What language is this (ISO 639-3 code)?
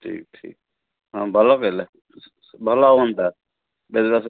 ori